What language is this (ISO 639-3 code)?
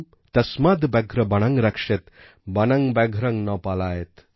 ben